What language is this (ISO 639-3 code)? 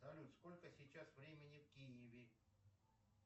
rus